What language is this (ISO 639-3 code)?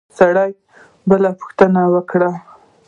pus